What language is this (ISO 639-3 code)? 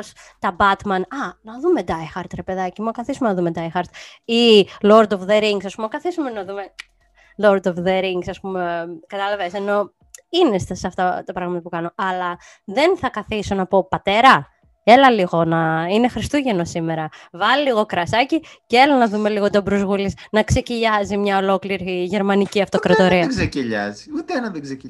ell